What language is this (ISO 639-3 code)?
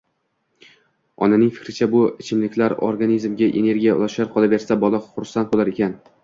uzb